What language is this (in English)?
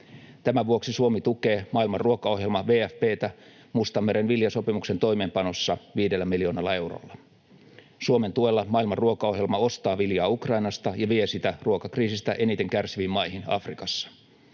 Finnish